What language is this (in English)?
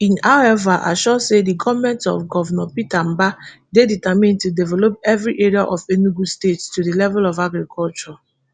Nigerian Pidgin